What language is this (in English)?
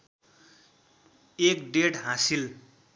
Nepali